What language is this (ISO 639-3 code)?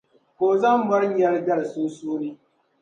dag